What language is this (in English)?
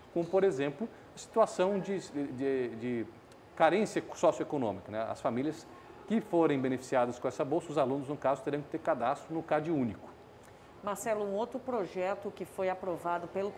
Portuguese